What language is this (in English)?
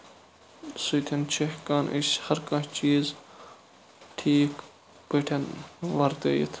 Kashmiri